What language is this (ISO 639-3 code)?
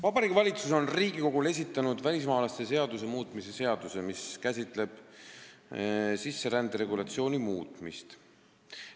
est